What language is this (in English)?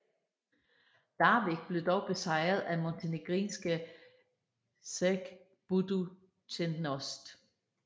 Danish